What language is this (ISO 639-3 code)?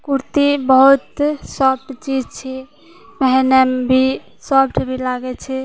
mai